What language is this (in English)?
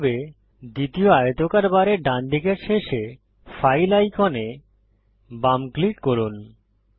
Bangla